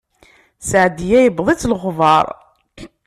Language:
Kabyle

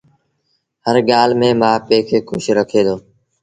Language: Sindhi Bhil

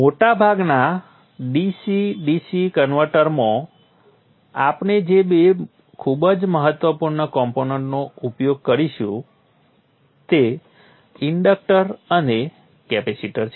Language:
Gujarati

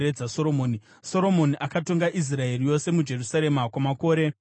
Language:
Shona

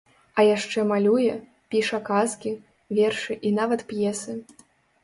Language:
Belarusian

